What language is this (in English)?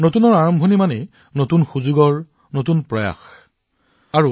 Assamese